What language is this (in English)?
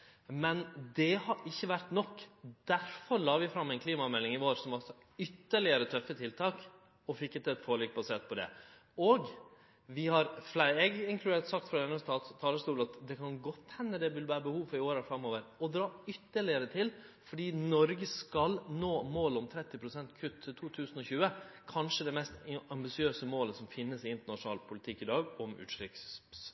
Norwegian Nynorsk